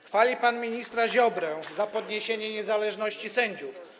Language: Polish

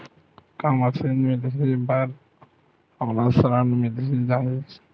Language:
Chhattisgarhi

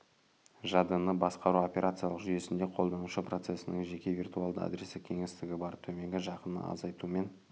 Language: Kazakh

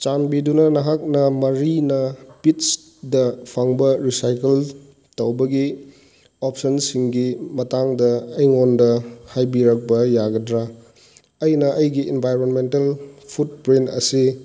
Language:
Manipuri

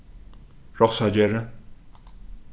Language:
Faroese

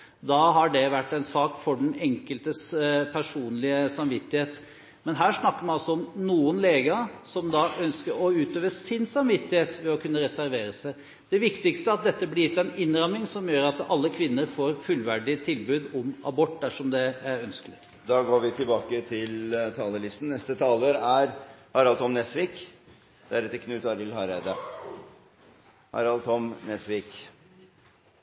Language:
Norwegian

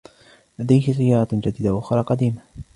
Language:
Arabic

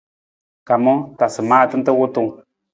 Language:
Nawdm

